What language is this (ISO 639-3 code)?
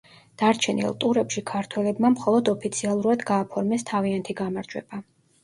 kat